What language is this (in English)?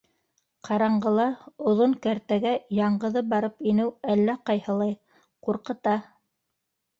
Bashkir